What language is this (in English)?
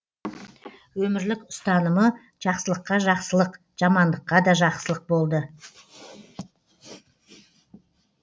Kazakh